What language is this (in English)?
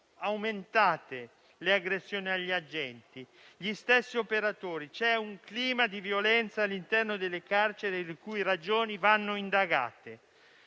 Italian